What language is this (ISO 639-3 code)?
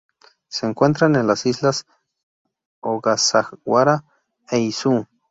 spa